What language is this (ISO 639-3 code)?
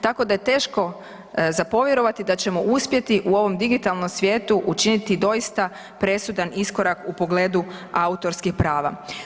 hrv